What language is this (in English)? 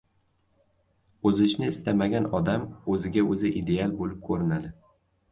Uzbek